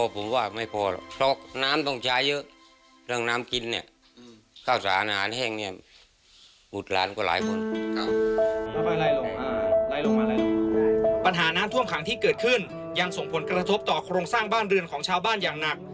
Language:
Thai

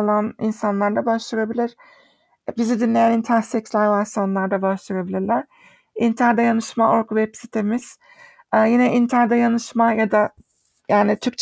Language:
Turkish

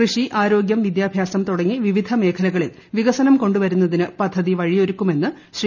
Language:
Malayalam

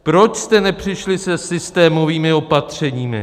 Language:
Czech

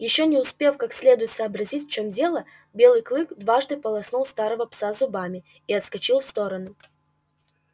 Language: Russian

